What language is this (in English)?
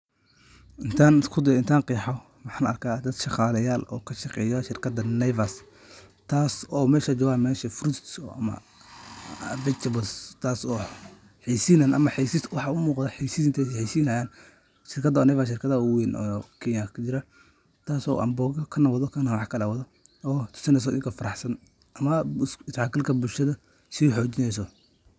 Somali